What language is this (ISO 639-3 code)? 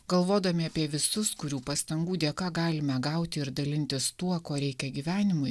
lit